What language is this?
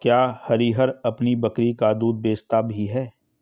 Hindi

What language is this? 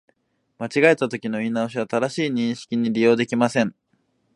Japanese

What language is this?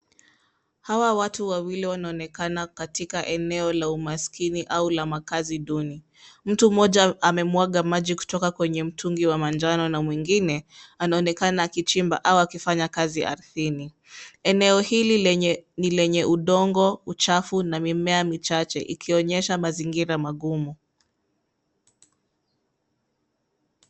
Swahili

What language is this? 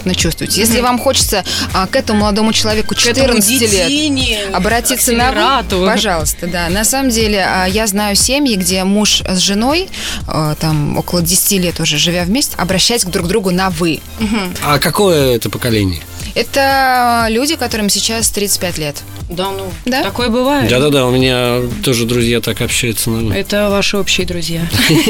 Russian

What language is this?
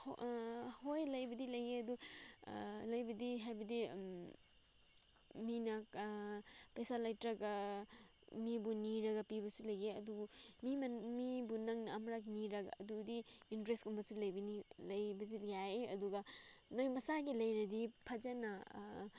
Manipuri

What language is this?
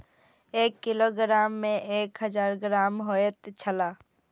Maithili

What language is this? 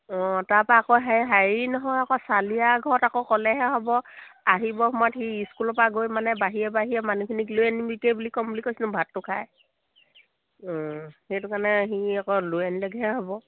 Assamese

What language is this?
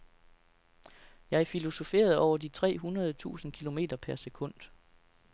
Danish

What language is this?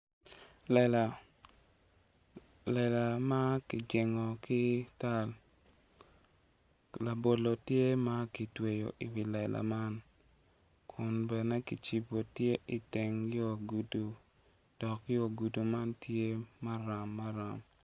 Acoli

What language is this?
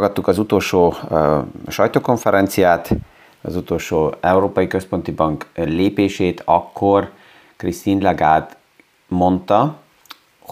Hungarian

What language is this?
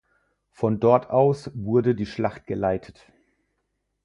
German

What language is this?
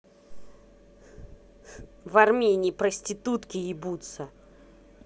Russian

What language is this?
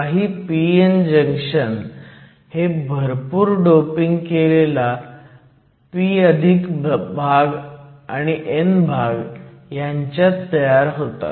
Marathi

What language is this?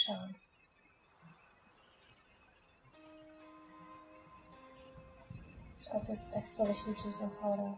Polish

